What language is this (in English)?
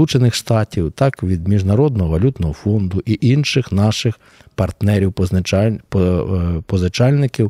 Ukrainian